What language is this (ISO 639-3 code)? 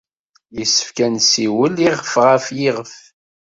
kab